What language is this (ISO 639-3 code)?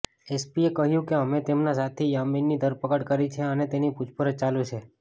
guj